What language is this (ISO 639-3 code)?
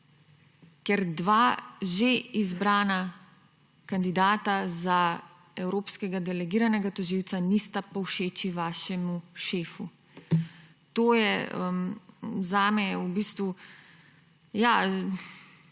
slv